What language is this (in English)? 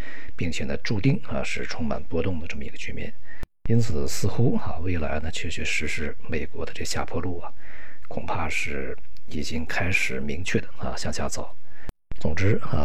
Chinese